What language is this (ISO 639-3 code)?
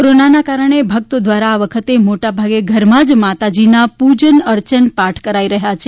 guj